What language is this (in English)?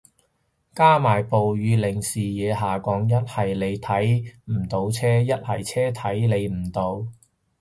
Cantonese